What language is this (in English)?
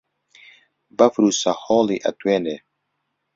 Central Kurdish